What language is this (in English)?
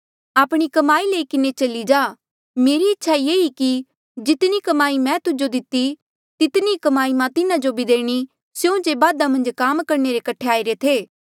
Mandeali